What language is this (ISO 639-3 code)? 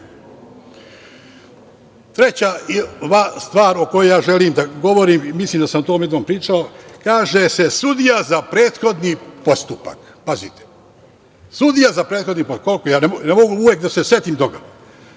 srp